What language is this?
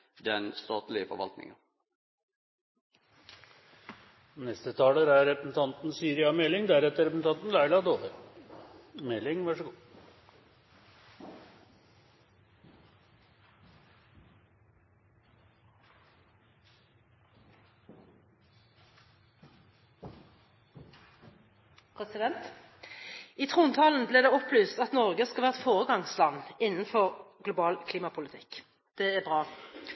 Norwegian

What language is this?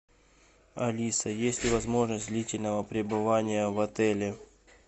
Russian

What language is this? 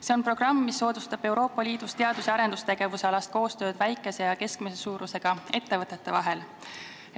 Estonian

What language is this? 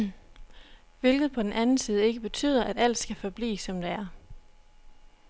Danish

